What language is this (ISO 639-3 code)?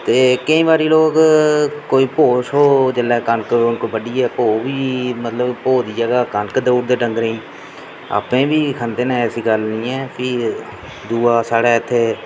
doi